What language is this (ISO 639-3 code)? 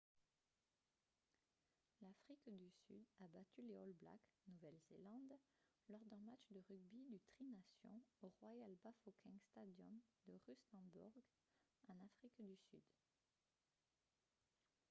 fra